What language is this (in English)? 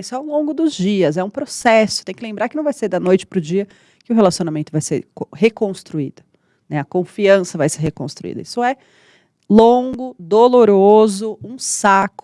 Portuguese